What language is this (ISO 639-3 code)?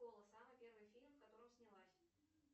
rus